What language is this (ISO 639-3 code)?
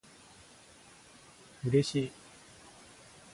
jpn